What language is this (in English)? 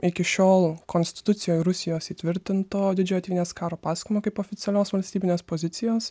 Lithuanian